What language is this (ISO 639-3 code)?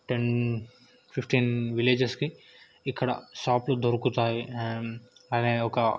tel